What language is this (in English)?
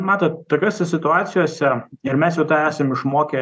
Lithuanian